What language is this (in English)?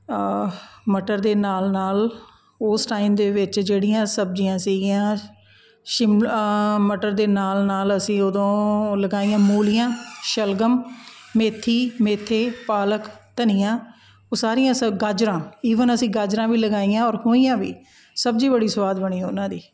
Punjabi